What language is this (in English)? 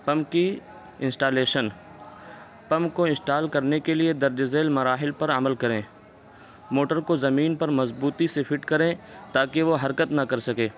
Urdu